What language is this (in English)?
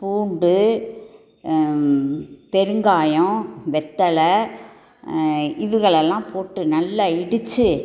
Tamil